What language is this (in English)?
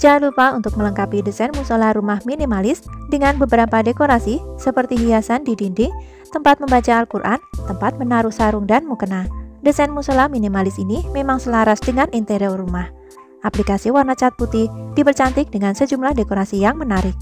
Indonesian